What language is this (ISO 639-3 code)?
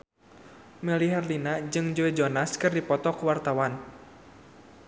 sun